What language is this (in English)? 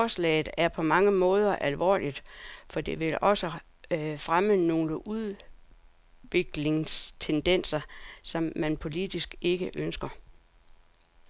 Danish